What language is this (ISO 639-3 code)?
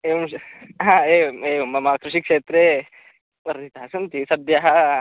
san